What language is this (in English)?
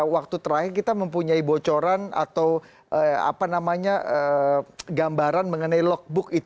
Indonesian